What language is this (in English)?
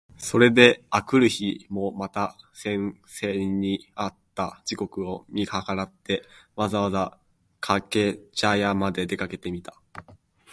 Japanese